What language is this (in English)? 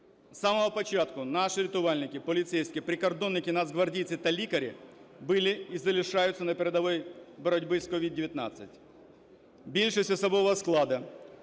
Ukrainian